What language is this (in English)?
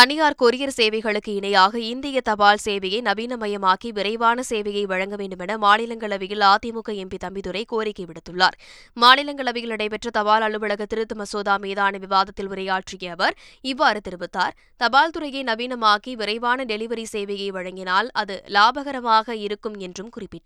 Tamil